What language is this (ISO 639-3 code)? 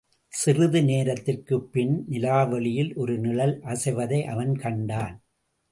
tam